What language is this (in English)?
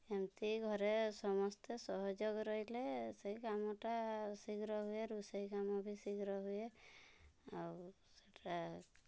Odia